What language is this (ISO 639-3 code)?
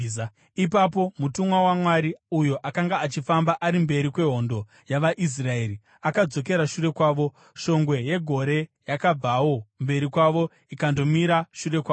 sna